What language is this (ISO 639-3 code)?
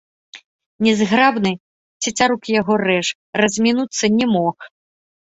bel